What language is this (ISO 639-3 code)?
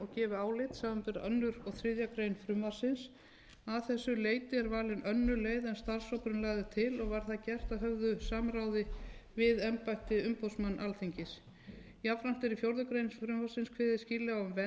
isl